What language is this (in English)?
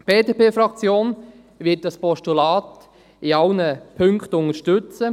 Swiss German